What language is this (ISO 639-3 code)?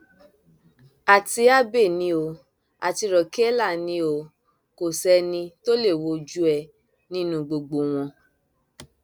yor